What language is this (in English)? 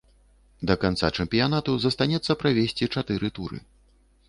Belarusian